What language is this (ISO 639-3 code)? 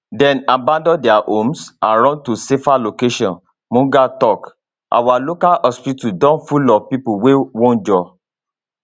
pcm